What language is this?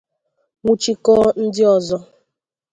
Igbo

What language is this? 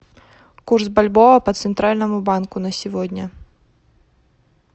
Russian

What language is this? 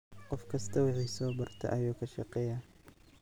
Somali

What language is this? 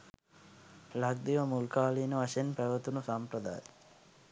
Sinhala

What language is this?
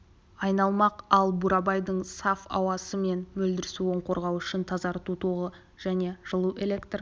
Kazakh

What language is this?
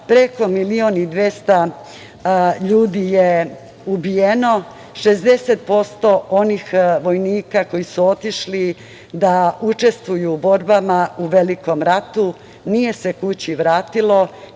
Serbian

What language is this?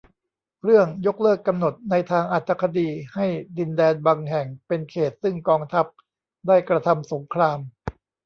Thai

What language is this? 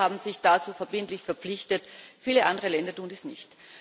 German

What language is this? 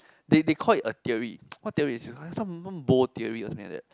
English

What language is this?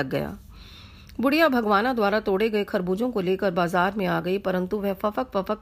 Hindi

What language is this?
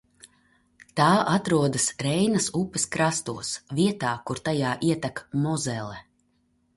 Latvian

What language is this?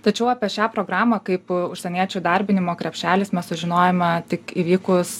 Lithuanian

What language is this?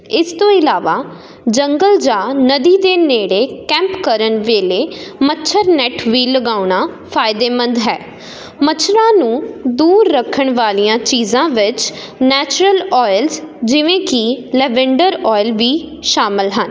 Punjabi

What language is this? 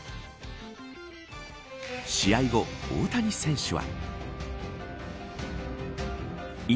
Japanese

